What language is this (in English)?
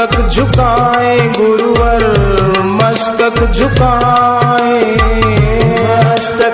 Hindi